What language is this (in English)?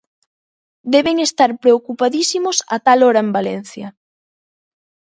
Galician